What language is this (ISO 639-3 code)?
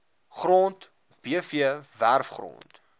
afr